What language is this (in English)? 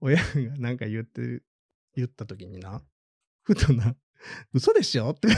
Japanese